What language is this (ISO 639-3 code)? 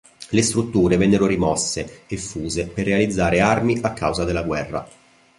ita